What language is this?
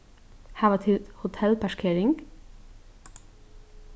Faroese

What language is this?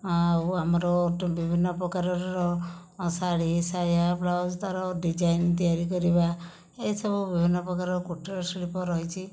Odia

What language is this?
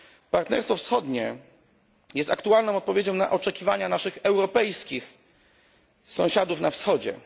Polish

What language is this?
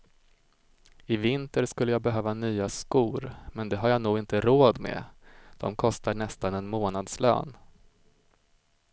Swedish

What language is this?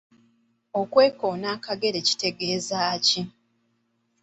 Ganda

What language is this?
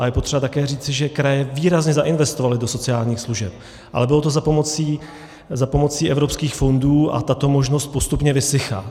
Czech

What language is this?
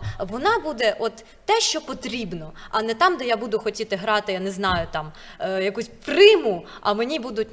Ukrainian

